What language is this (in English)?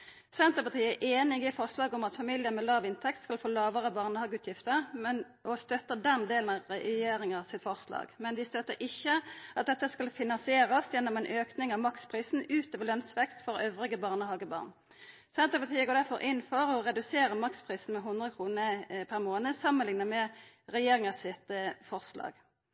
Norwegian Nynorsk